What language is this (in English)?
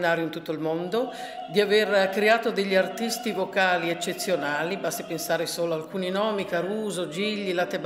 Italian